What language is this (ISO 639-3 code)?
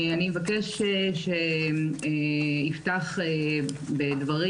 heb